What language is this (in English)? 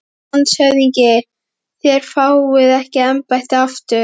Icelandic